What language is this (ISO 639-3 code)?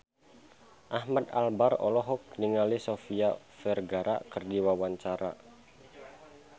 sun